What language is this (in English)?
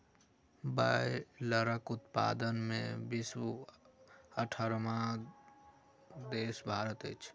Maithili